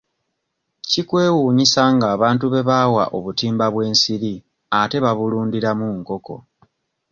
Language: Ganda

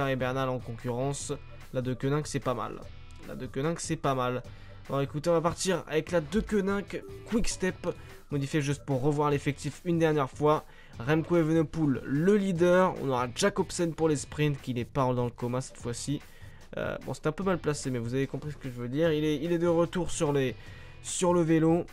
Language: French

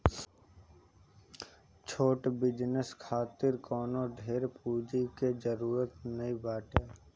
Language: Bhojpuri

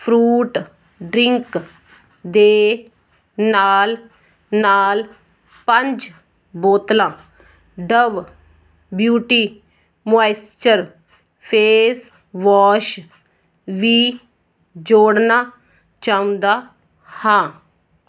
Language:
Punjabi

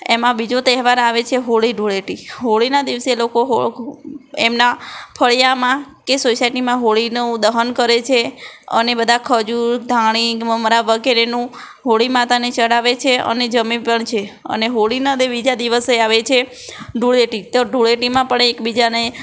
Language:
Gujarati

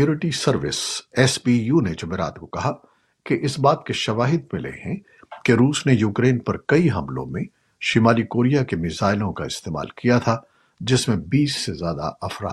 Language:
Urdu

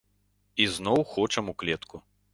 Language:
Belarusian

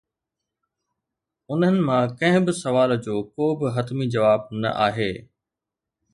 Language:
Sindhi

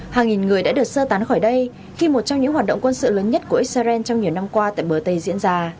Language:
Vietnamese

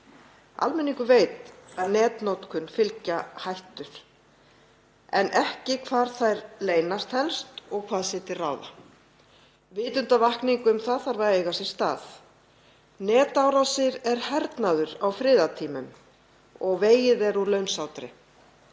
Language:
Icelandic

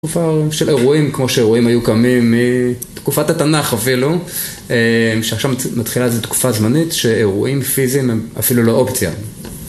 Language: Hebrew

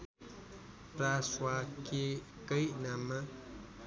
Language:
Nepali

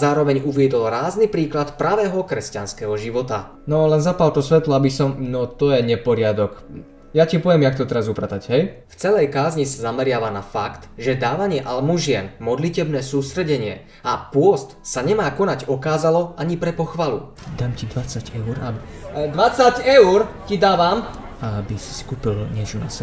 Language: Slovak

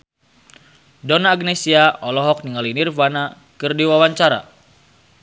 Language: Sundanese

